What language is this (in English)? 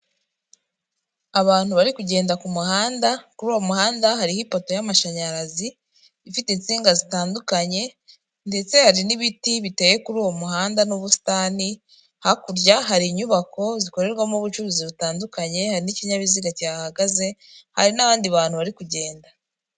Kinyarwanda